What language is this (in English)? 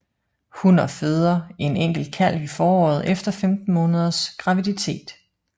Danish